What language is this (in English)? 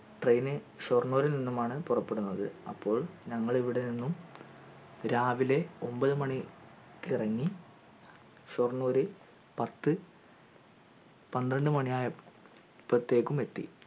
Malayalam